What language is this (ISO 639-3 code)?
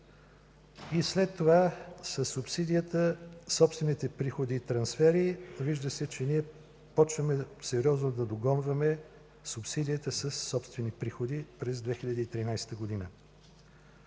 bul